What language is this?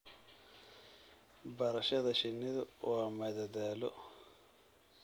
Somali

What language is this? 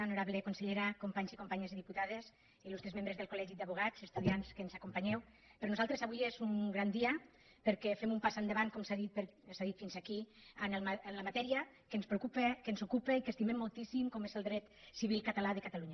Catalan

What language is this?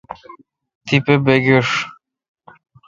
Kalkoti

